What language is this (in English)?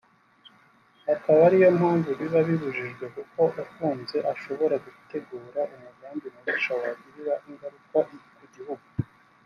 Kinyarwanda